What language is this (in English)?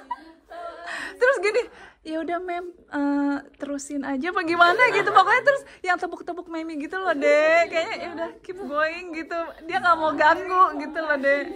Indonesian